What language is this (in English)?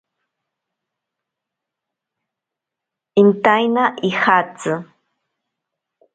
Ashéninka Perené